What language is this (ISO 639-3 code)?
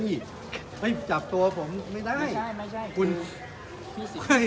tha